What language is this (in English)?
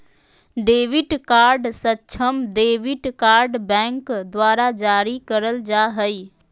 Magahi